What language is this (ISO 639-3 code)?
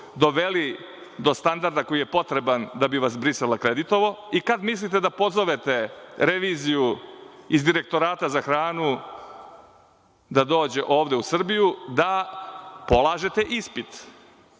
srp